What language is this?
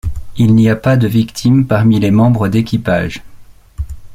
French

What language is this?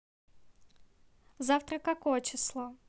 Russian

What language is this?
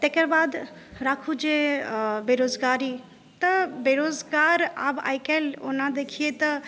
Maithili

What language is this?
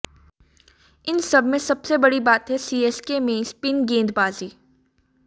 Hindi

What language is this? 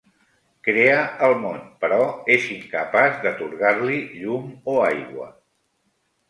Catalan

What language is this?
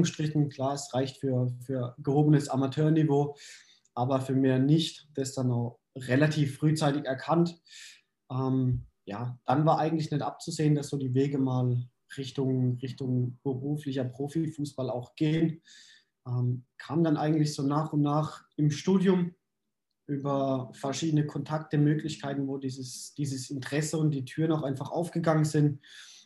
German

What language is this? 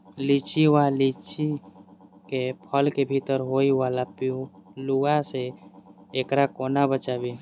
Maithili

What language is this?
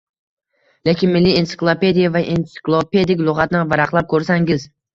Uzbek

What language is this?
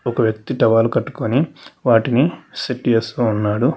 Telugu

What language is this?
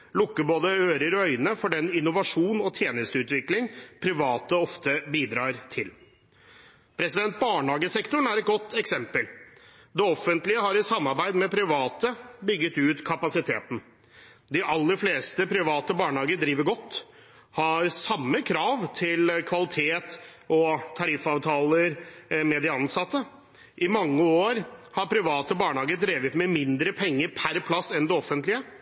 Norwegian Bokmål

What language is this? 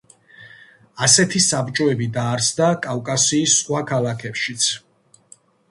Georgian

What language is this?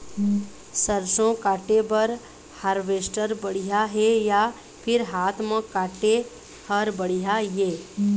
Chhattisgarhi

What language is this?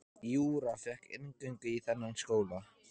Icelandic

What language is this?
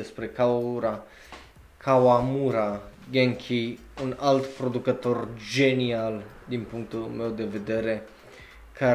Romanian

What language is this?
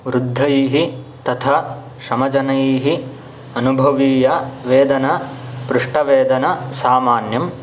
Sanskrit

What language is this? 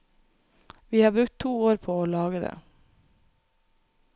Norwegian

